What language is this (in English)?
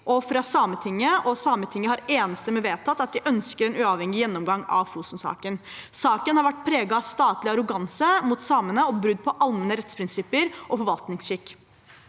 Norwegian